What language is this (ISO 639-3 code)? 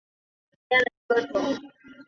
zho